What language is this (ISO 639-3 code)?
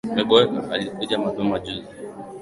swa